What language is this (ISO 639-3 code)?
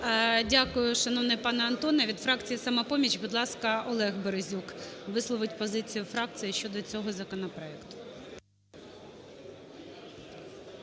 ukr